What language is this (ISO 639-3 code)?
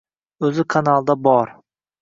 uzb